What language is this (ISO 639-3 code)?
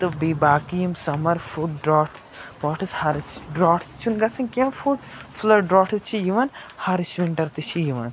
kas